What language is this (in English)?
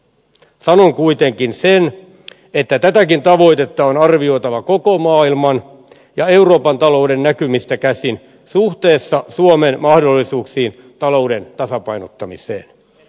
Finnish